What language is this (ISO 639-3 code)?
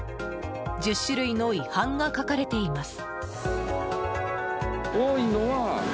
jpn